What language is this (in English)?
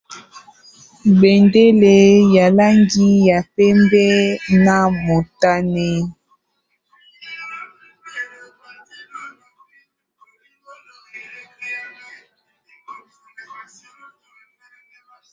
Lingala